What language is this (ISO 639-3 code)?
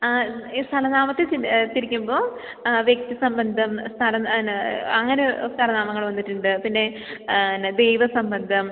mal